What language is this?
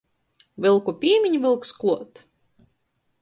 Latgalian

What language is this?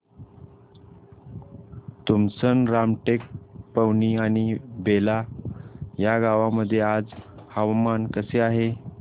Marathi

